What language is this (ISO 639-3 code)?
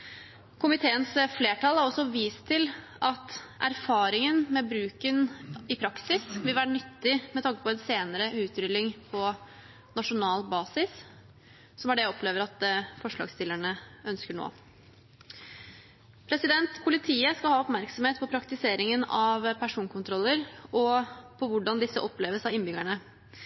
nob